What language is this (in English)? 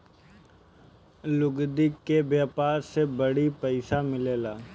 Bhojpuri